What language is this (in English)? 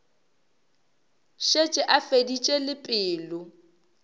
Northern Sotho